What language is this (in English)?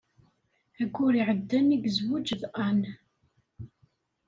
Kabyle